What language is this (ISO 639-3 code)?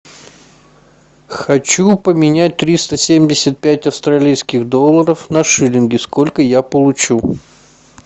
rus